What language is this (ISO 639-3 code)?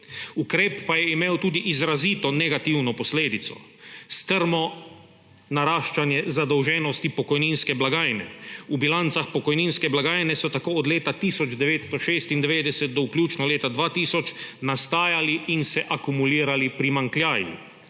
slv